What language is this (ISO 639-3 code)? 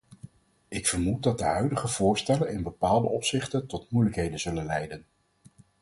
nld